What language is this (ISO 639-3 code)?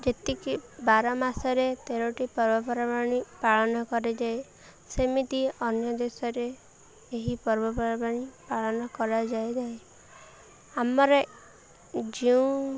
ori